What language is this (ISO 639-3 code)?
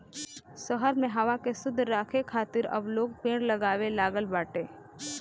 bho